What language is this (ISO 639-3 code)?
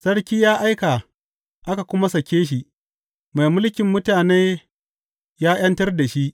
hau